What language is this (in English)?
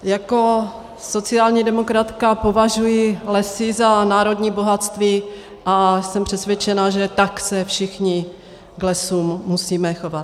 Czech